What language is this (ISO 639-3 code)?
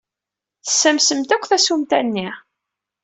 kab